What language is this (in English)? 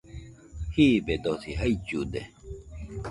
Nüpode Huitoto